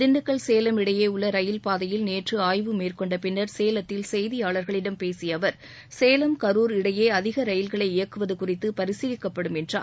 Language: Tamil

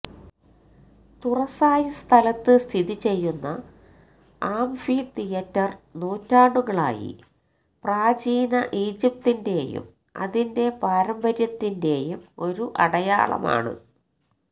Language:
Malayalam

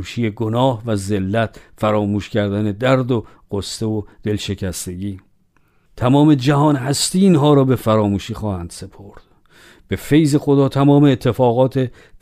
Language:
Persian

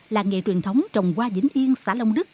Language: Vietnamese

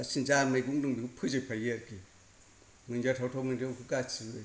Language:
Bodo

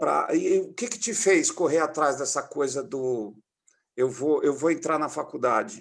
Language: Portuguese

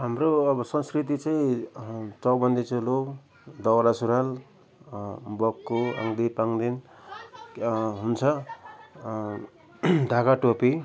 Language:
Nepali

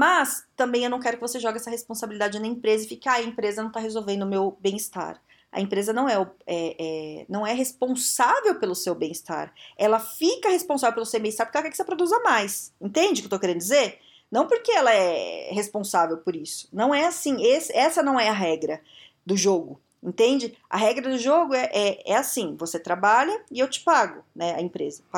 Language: Portuguese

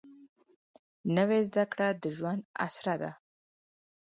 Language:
Pashto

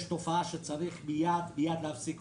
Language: Hebrew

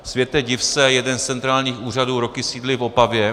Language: Czech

